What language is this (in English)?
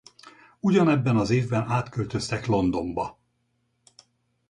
Hungarian